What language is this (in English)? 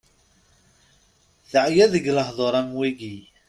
Kabyle